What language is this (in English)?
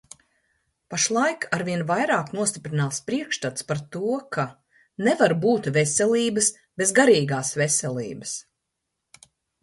Latvian